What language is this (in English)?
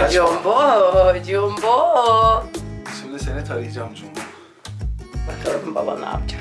Turkish